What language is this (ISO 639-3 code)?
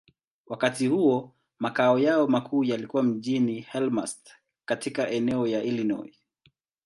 swa